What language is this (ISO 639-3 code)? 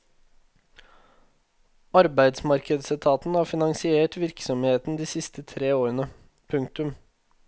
nor